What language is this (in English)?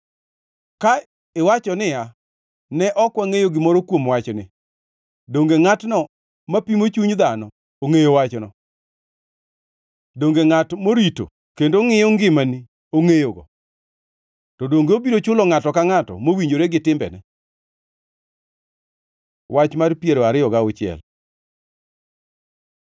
Luo (Kenya and Tanzania)